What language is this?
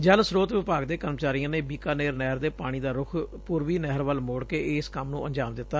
Punjabi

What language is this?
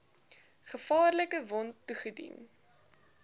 Afrikaans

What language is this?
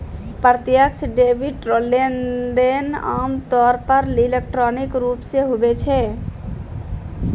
Maithili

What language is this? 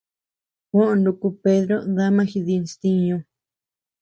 Tepeuxila Cuicatec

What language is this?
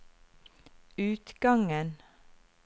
Norwegian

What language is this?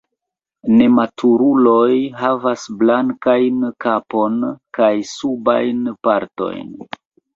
Esperanto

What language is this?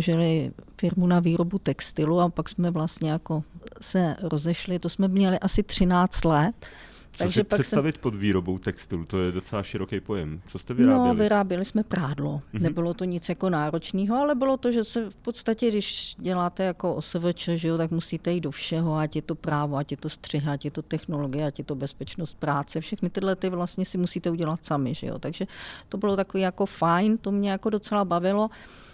Czech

